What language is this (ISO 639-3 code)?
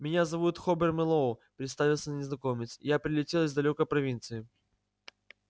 rus